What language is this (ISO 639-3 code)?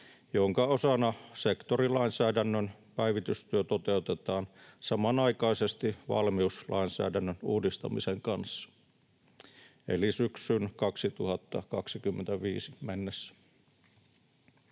fin